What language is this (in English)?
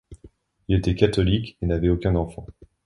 French